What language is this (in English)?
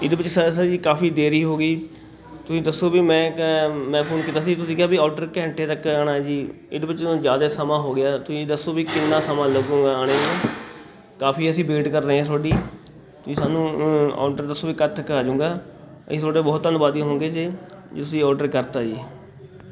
Punjabi